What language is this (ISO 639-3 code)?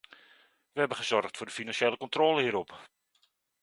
nld